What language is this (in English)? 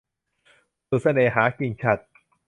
Thai